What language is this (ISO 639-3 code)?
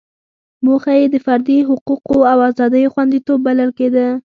pus